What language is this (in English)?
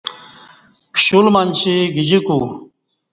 Kati